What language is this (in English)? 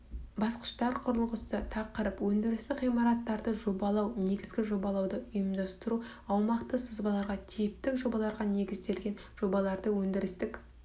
Kazakh